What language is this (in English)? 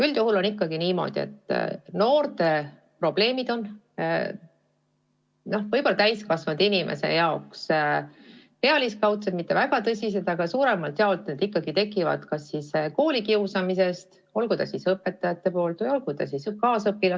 Estonian